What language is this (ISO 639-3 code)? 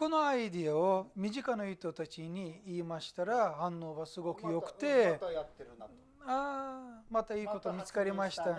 jpn